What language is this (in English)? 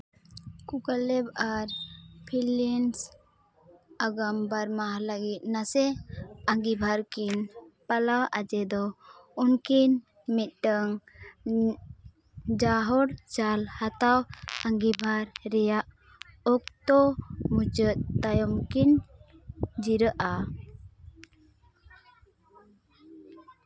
Santali